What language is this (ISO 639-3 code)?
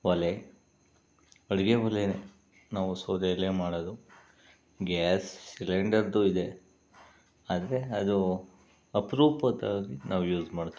kan